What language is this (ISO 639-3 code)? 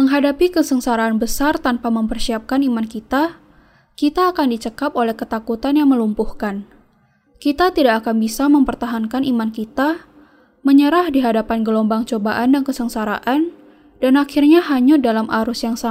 ind